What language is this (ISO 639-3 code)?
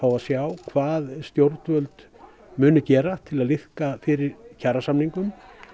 isl